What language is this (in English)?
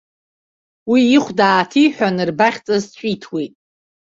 Abkhazian